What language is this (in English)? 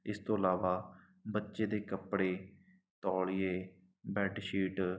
Punjabi